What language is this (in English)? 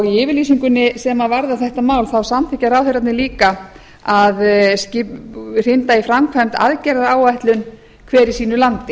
Icelandic